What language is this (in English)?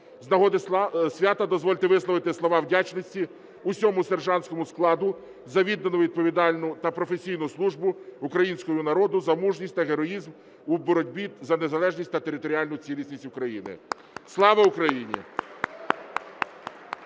Ukrainian